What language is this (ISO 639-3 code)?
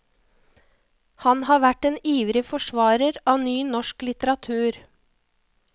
nor